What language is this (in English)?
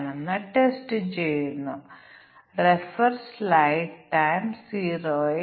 Malayalam